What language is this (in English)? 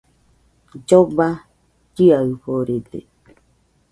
Nüpode Huitoto